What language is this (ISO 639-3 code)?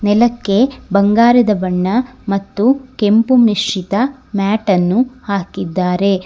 kan